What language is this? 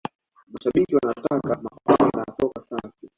Swahili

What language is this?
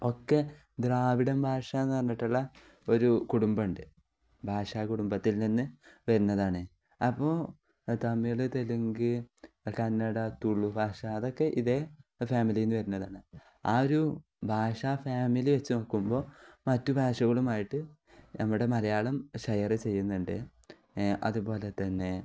Malayalam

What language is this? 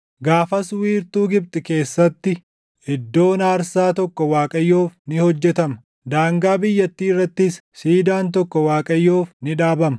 Oromo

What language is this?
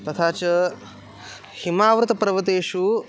Sanskrit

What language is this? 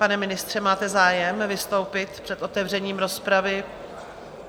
Czech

